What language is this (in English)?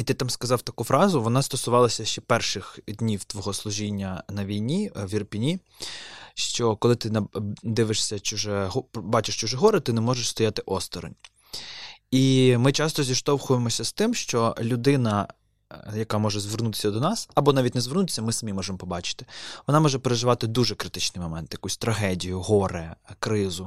Ukrainian